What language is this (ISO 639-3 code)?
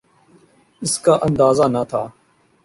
urd